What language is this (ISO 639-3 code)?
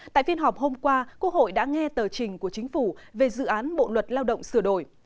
vie